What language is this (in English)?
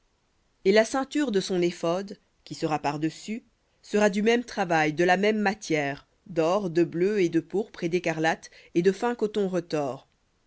French